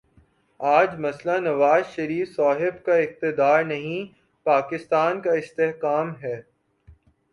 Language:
Urdu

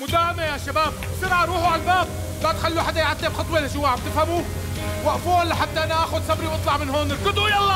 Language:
Arabic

